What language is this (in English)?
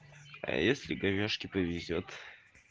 Russian